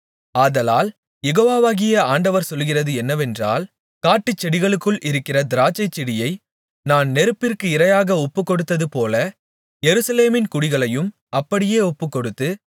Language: Tamil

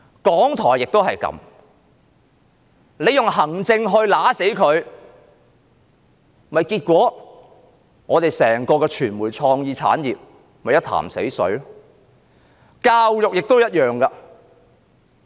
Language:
Cantonese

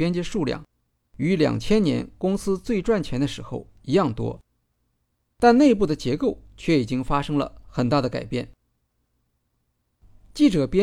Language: Chinese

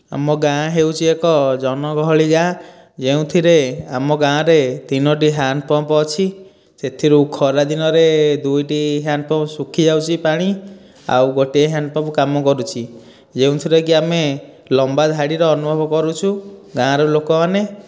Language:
Odia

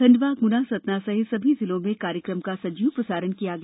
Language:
Hindi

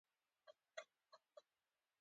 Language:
Pashto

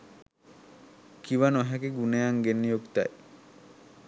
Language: Sinhala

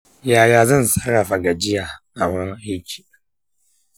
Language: Hausa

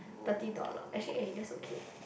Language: English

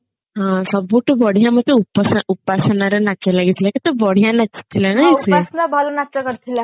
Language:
Odia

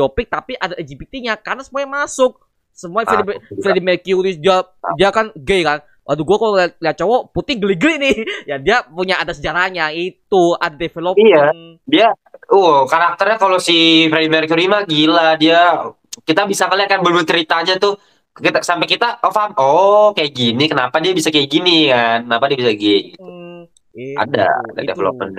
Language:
Indonesian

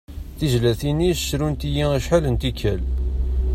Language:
Kabyle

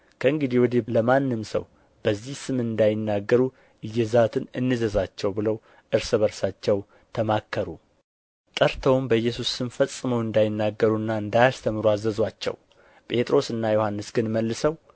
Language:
Amharic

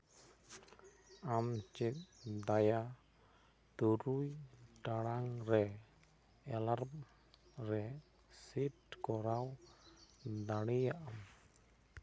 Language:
Santali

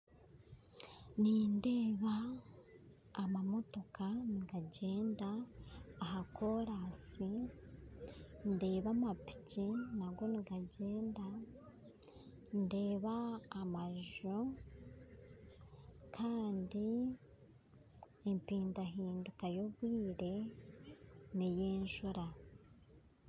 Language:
Nyankole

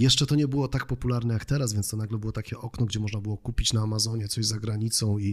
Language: Polish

